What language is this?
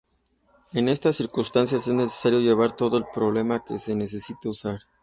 Spanish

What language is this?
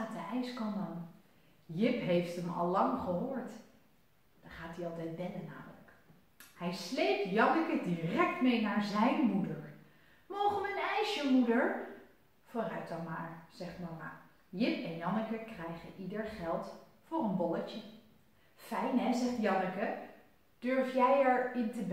Dutch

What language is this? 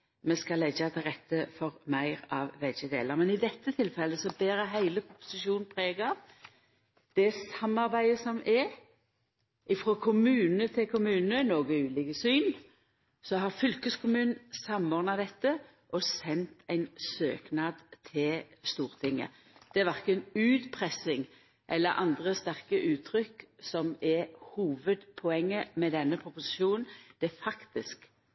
Norwegian Nynorsk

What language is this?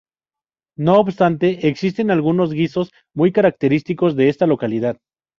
Spanish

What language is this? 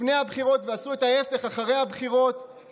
Hebrew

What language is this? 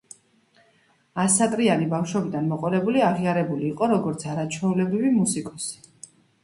Georgian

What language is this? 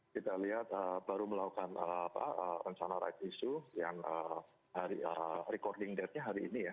Indonesian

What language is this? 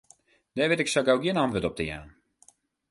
Western Frisian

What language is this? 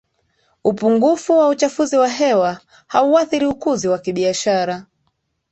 Swahili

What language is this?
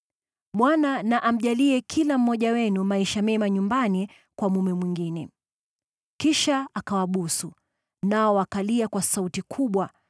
Swahili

